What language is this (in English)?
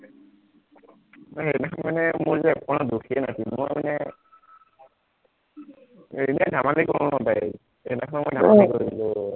Assamese